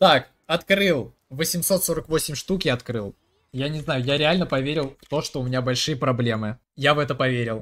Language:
Russian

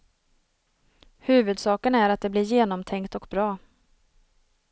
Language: Swedish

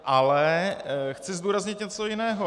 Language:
Czech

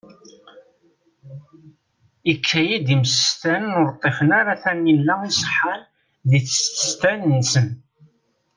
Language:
Kabyle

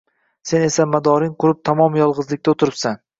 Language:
Uzbek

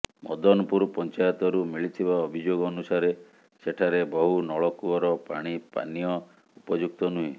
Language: Odia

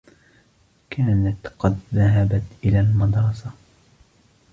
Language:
Arabic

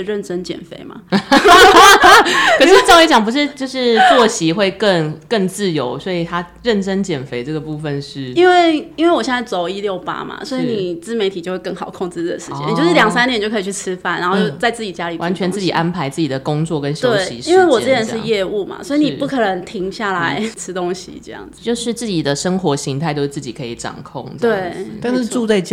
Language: Chinese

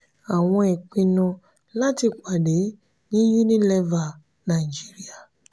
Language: Yoruba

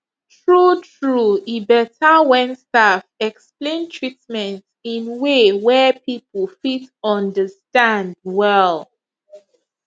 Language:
Nigerian Pidgin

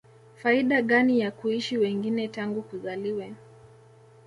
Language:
Swahili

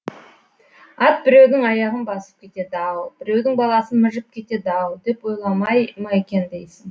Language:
Kazakh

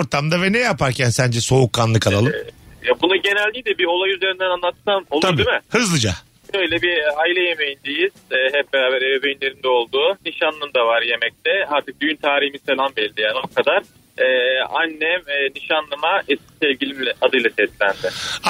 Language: Turkish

